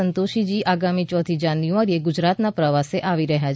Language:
Gujarati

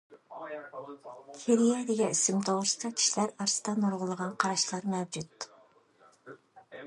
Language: Uyghur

